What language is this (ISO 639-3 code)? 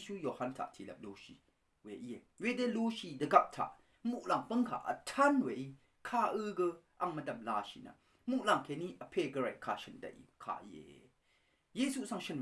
mya